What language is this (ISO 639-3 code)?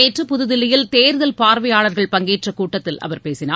tam